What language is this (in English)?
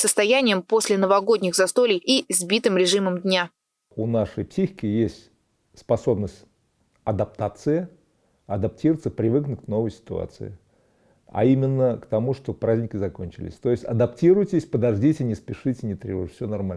Russian